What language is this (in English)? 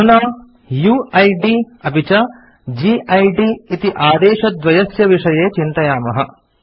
Sanskrit